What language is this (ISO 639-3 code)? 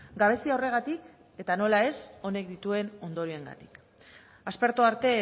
eus